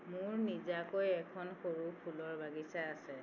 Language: Assamese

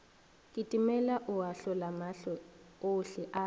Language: Northern Sotho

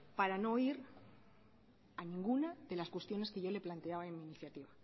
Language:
Spanish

